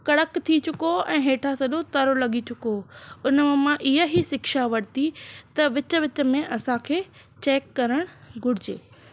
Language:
Sindhi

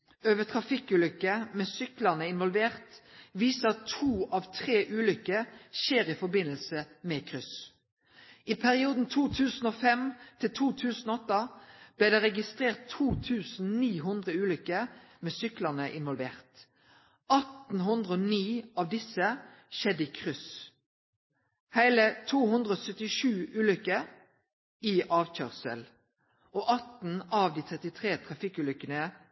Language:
Norwegian Nynorsk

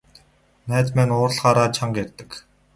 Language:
Mongolian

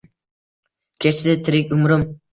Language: Uzbek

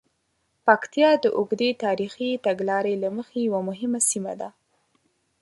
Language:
Pashto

